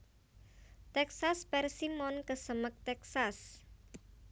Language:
Javanese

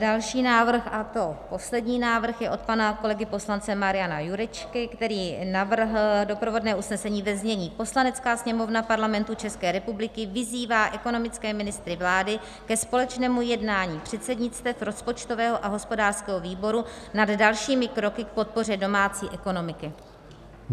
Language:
Czech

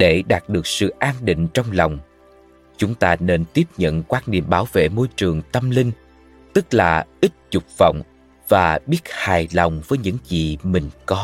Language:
Vietnamese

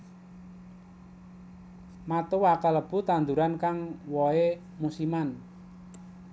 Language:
Javanese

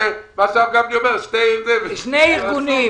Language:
Hebrew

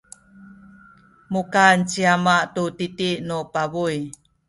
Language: Sakizaya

